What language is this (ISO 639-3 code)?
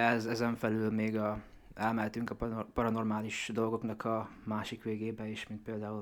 hun